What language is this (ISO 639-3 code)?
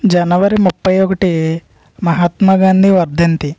tel